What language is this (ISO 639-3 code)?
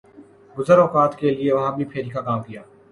urd